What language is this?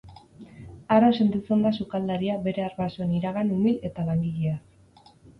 Basque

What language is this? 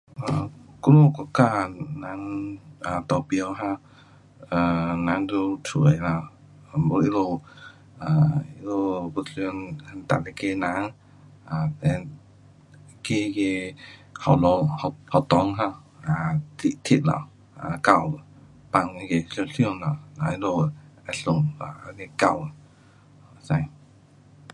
Pu-Xian Chinese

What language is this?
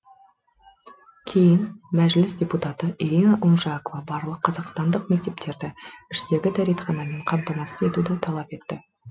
Kazakh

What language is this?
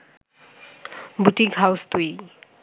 Bangla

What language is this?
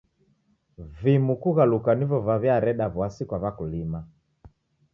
Taita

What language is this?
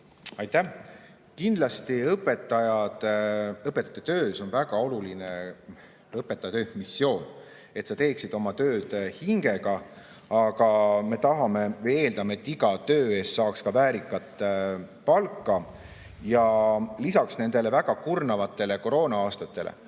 Estonian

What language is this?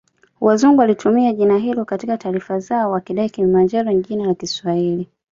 Swahili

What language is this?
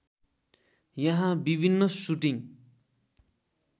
Nepali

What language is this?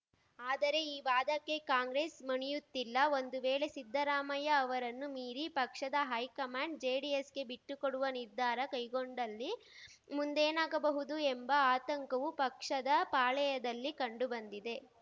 Kannada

